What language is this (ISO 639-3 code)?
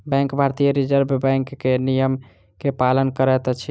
mai